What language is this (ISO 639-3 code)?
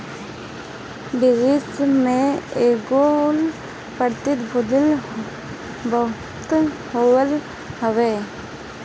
bho